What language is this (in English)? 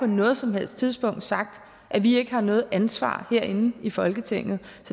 Danish